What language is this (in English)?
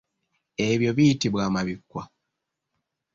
Ganda